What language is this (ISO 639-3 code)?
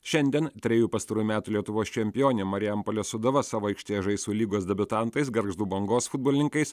lit